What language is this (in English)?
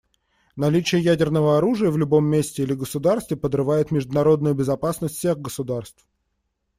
Russian